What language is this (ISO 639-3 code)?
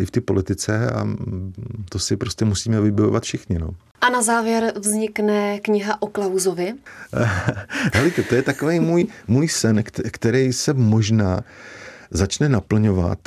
ces